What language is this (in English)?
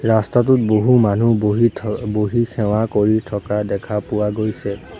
Assamese